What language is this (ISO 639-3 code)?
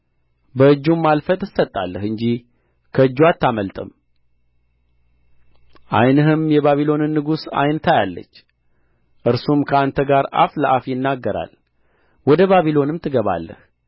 amh